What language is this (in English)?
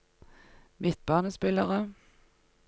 Norwegian